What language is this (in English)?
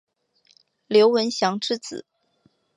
Chinese